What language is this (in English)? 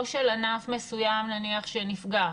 Hebrew